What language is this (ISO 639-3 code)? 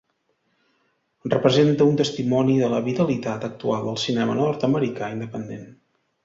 cat